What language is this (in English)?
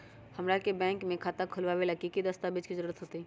Magahi